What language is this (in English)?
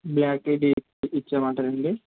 Telugu